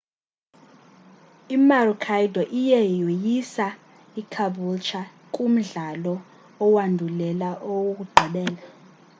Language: Xhosa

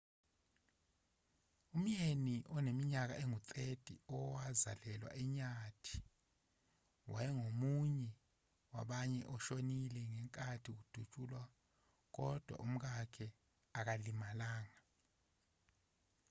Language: Zulu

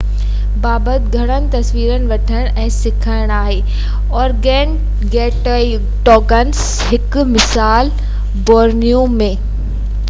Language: Sindhi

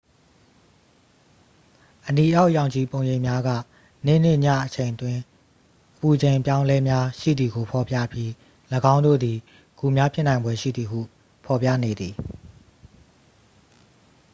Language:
Burmese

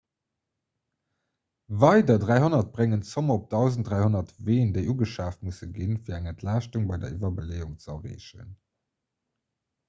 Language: Luxembourgish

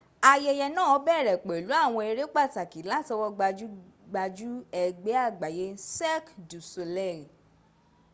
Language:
Yoruba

